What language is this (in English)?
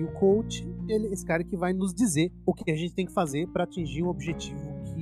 Portuguese